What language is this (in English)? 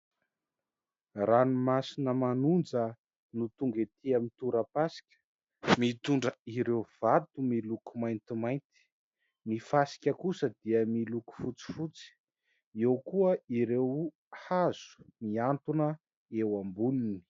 Malagasy